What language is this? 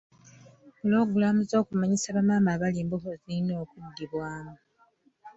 Ganda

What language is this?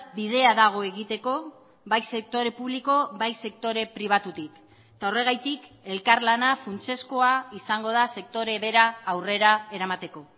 Basque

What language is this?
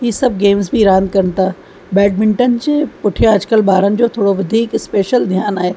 Sindhi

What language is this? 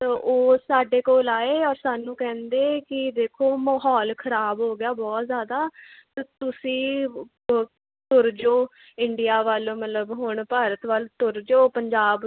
Punjabi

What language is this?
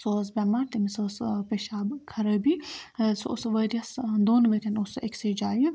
Kashmiri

